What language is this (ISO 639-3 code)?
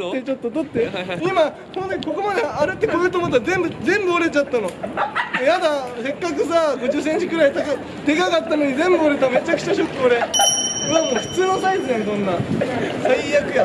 jpn